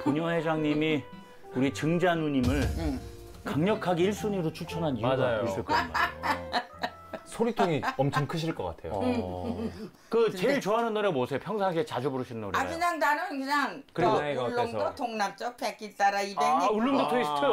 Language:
Korean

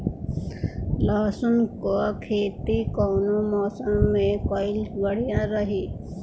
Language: Bhojpuri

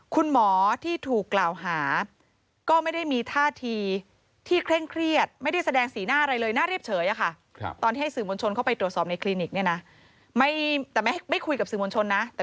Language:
Thai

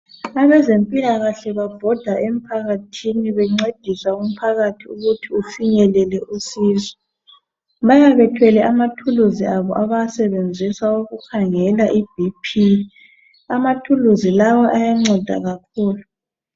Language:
North Ndebele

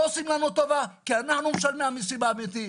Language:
Hebrew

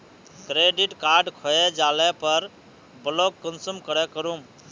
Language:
Magahi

